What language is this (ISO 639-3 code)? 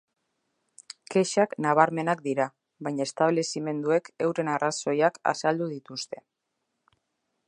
eus